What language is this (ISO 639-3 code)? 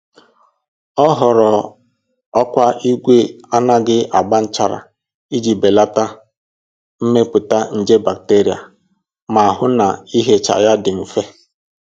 ibo